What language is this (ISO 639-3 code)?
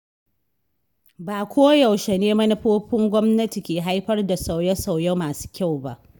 hau